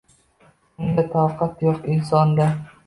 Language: Uzbek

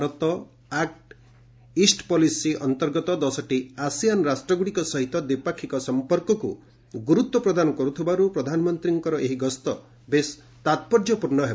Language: Odia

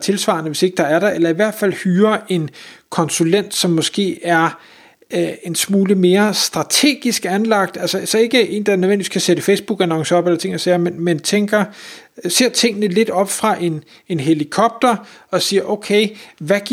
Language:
Danish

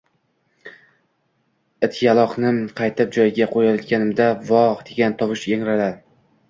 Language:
Uzbek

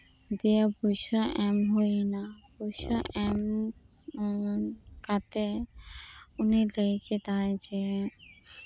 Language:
Santali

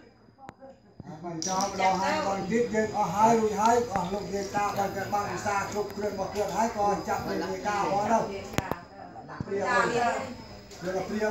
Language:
Thai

